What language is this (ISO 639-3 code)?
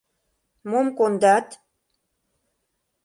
chm